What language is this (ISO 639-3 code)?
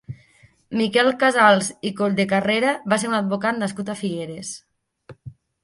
cat